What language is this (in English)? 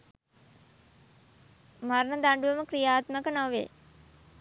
Sinhala